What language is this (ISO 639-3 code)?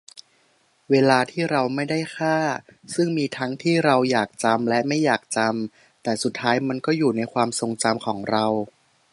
tha